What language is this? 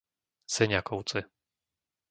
Slovak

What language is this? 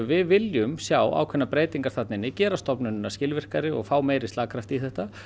Icelandic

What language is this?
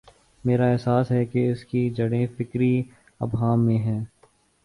Urdu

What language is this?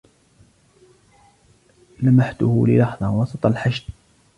Arabic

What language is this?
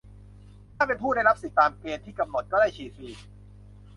Thai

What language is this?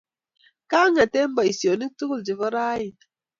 Kalenjin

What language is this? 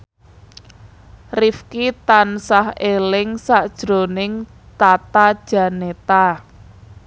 Javanese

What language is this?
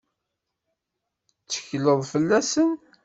Kabyle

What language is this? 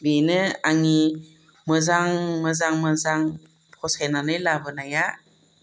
Bodo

